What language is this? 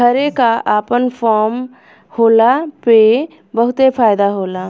Bhojpuri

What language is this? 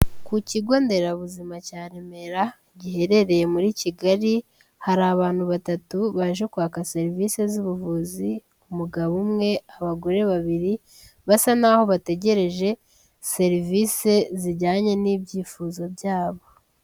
Kinyarwanda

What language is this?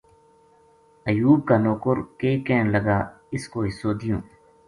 Gujari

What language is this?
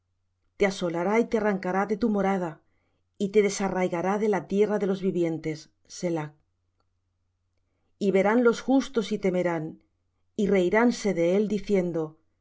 Spanish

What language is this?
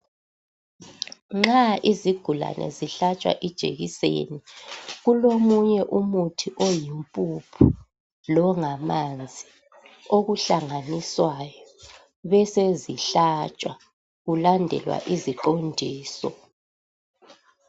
North Ndebele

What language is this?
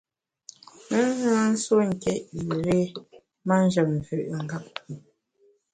Bamun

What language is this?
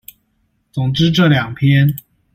Chinese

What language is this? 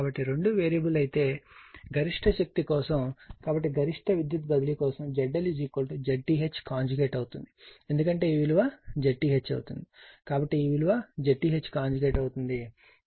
Telugu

